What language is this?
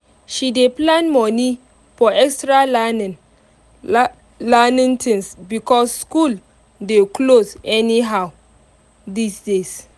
Nigerian Pidgin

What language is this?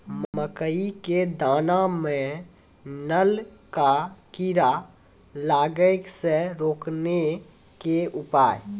Maithili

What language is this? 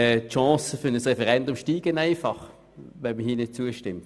Swiss German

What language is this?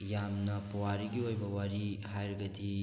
Manipuri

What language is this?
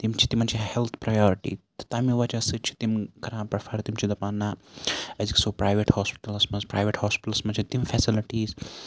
Kashmiri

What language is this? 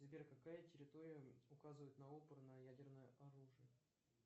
Russian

